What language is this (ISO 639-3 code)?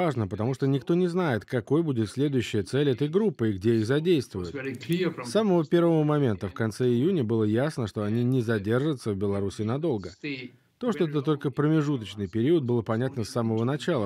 rus